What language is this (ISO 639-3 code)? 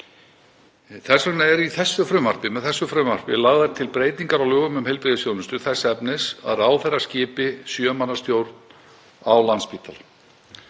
isl